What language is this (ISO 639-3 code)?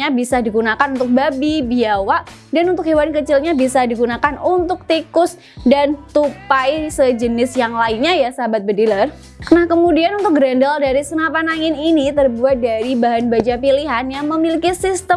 ind